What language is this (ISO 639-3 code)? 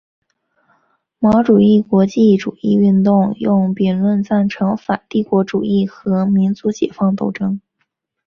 zho